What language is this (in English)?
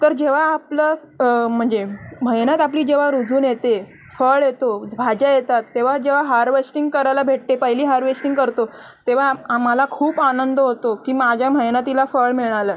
Marathi